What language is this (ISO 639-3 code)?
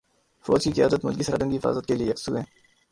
urd